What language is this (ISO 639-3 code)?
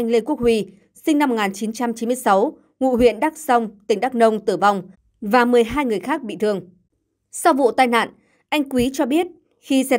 vie